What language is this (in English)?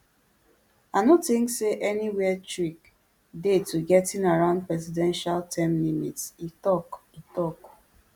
Nigerian Pidgin